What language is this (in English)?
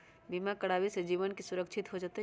Magahi